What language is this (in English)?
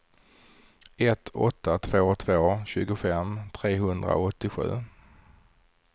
Swedish